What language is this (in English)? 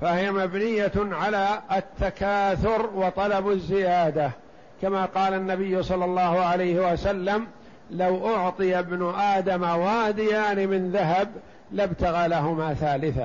Arabic